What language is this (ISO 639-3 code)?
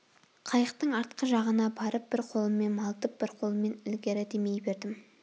kaz